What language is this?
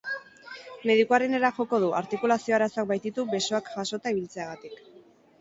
Basque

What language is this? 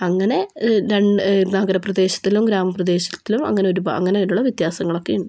Malayalam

